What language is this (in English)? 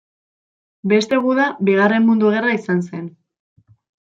Basque